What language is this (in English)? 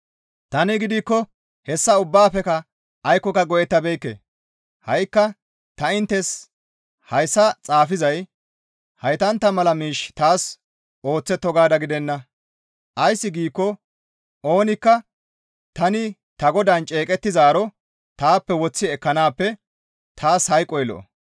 Gamo